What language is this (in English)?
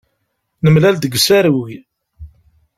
Kabyle